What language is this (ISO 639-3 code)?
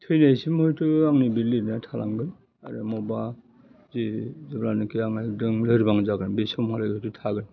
brx